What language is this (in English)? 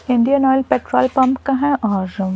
Hindi